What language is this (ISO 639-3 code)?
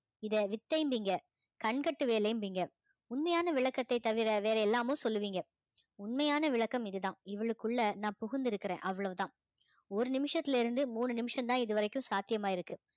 tam